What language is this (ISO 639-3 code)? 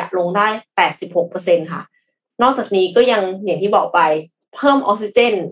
tha